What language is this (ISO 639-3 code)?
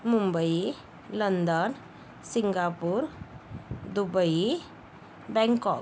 mar